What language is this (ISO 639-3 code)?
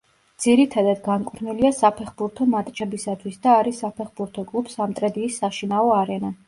kat